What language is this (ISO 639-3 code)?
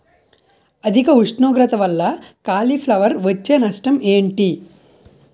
tel